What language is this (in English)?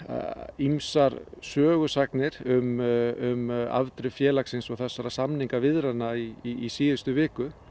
Icelandic